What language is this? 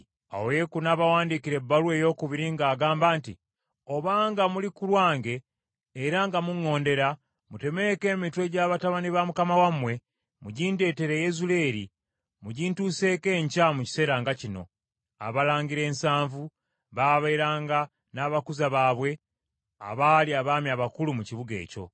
Ganda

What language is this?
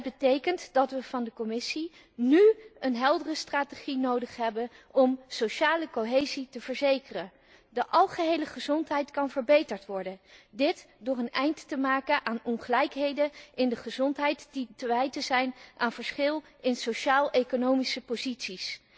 Dutch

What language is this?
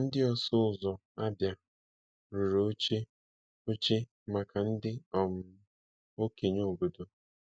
Igbo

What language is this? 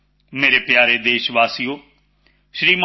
Punjabi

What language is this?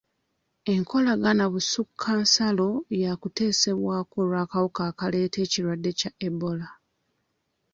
Ganda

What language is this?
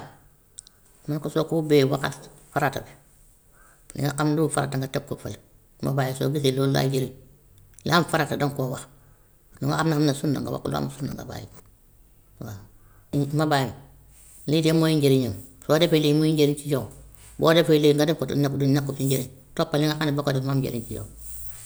Gambian Wolof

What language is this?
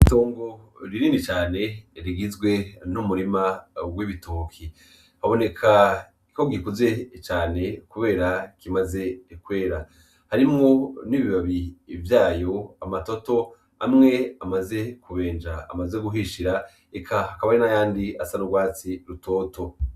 Rundi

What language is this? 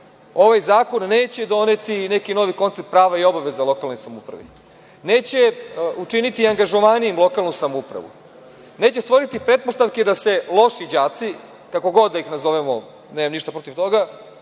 Serbian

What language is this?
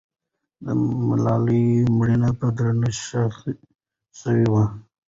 Pashto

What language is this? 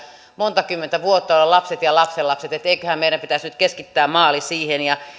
Finnish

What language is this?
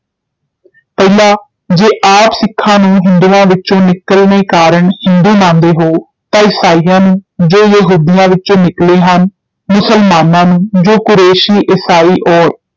Punjabi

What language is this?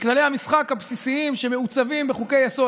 Hebrew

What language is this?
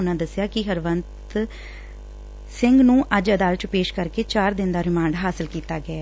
Punjabi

